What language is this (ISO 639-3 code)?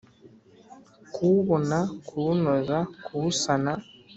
kin